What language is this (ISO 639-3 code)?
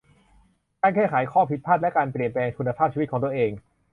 tha